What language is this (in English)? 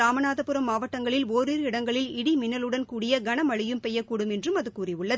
Tamil